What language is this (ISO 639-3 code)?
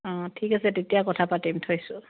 asm